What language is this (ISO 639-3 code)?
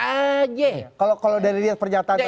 ind